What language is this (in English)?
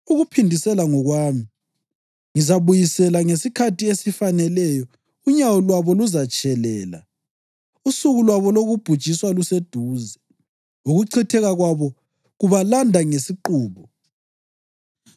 North Ndebele